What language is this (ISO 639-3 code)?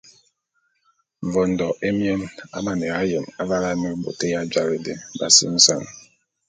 bum